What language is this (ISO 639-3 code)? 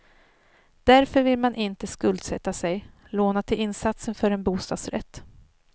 swe